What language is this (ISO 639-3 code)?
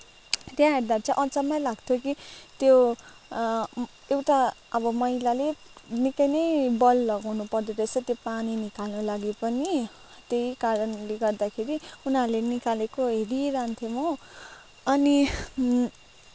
nep